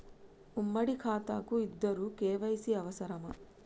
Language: Telugu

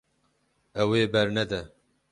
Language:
Kurdish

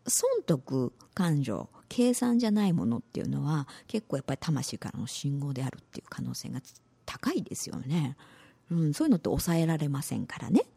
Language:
Japanese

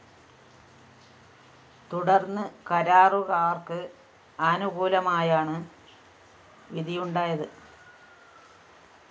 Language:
Malayalam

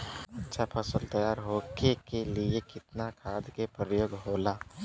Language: Bhojpuri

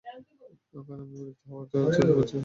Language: Bangla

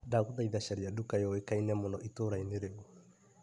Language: Kikuyu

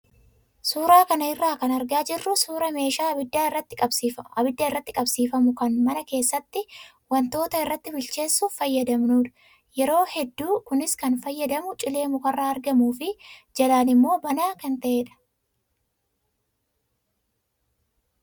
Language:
Oromo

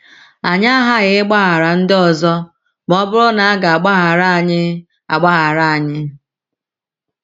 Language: Igbo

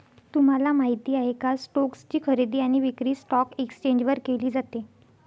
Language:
Marathi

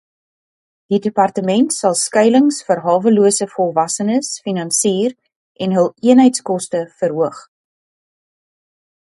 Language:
Afrikaans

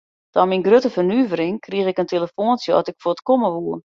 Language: Western Frisian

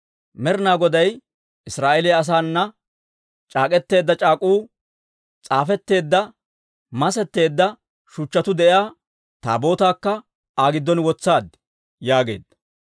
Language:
Dawro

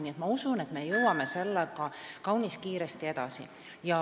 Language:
Estonian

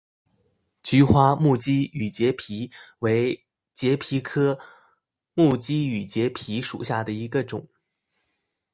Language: Chinese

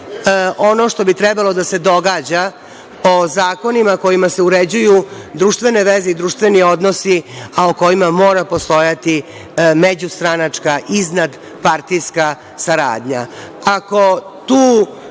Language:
Serbian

